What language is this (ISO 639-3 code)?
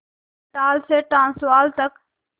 hin